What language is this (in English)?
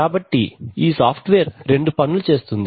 Telugu